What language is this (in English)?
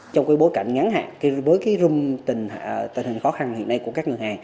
Vietnamese